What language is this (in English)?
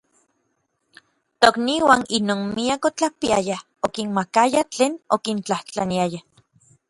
Orizaba Nahuatl